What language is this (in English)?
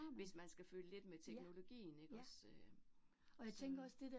Danish